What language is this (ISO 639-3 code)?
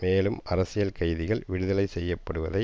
tam